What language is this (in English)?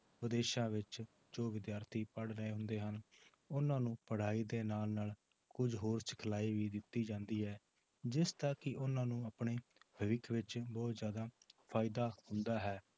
Punjabi